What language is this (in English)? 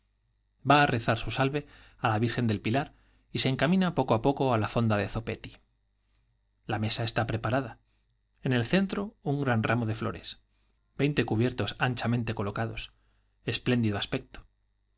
Spanish